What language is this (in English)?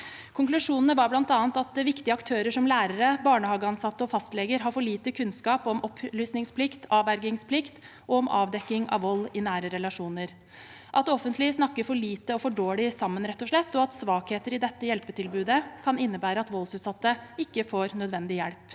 Norwegian